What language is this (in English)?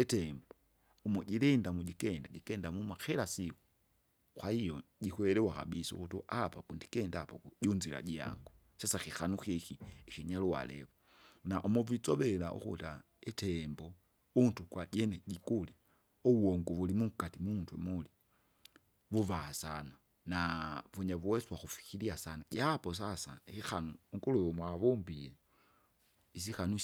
Kinga